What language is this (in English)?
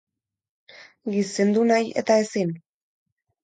Basque